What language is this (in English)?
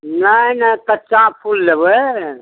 Maithili